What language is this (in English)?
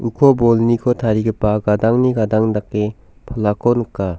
Garo